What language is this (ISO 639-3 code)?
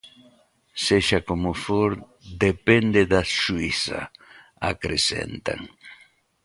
glg